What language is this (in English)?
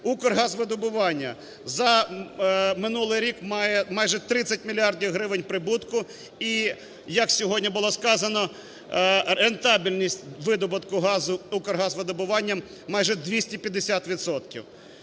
Ukrainian